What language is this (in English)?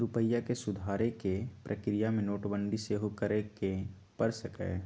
Magahi